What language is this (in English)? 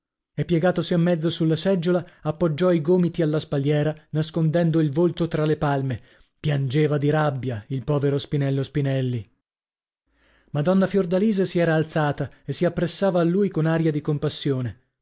Italian